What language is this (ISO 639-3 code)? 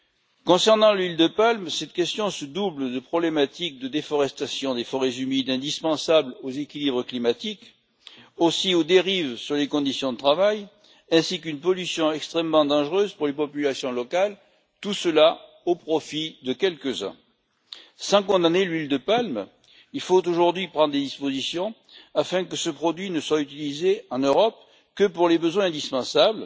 fra